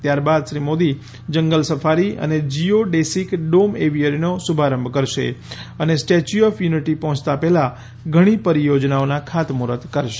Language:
Gujarati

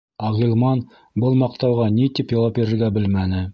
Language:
Bashkir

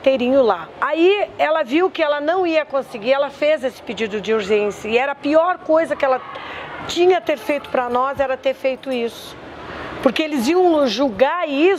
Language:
Portuguese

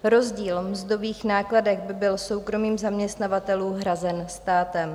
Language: Czech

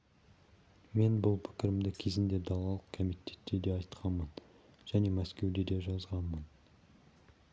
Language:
Kazakh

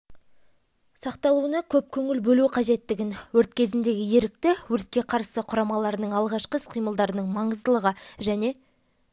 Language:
Kazakh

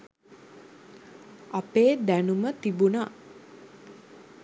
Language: Sinhala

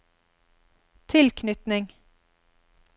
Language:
Norwegian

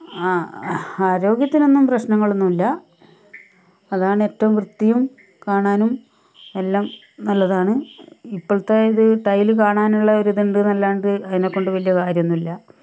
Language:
Malayalam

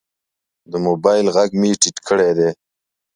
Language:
Pashto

